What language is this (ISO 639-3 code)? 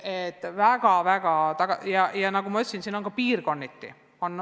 est